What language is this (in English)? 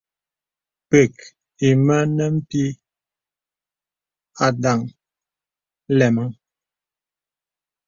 Bebele